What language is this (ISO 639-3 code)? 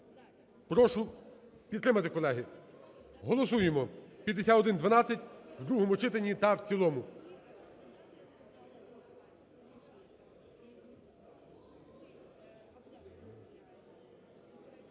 ukr